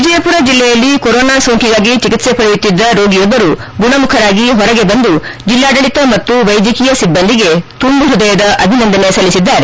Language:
Kannada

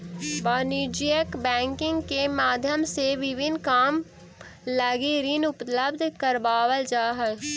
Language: Magahi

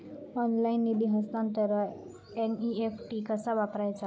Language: Marathi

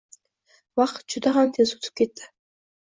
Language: Uzbek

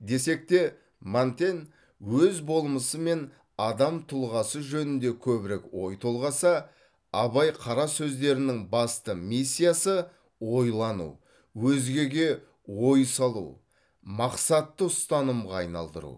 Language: Kazakh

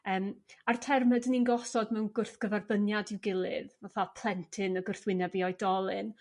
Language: Welsh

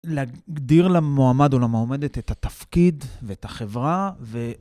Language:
Hebrew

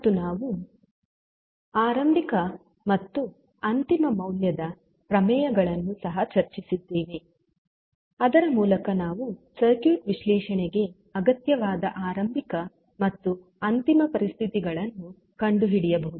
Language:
Kannada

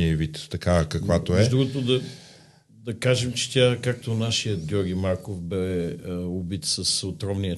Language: Bulgarian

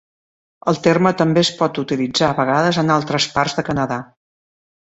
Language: Catalan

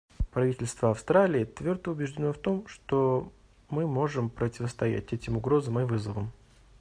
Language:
Russian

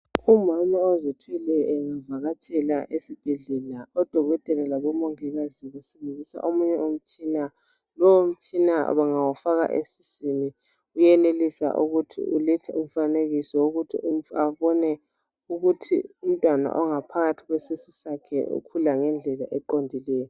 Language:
North Ndebele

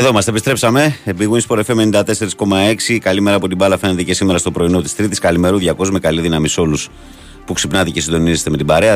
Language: Greek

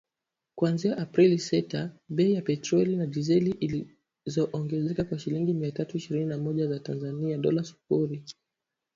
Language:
Swahili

